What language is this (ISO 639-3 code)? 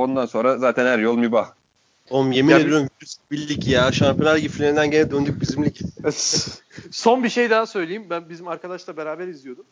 tur